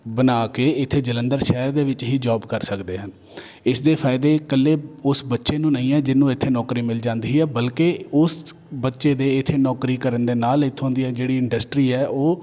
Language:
Punjabi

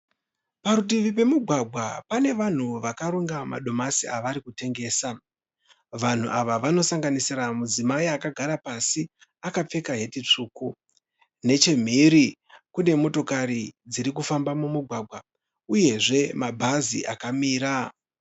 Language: Shona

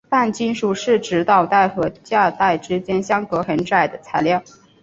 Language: Chinese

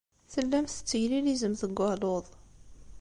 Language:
Kabyle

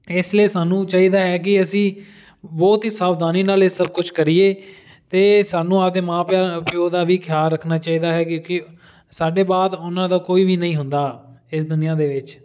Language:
Punjabi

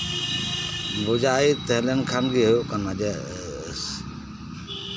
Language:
Santali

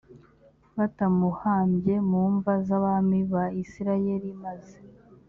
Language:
Kinyarwanda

